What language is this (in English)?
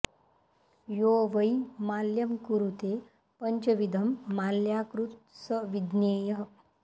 Sanskrit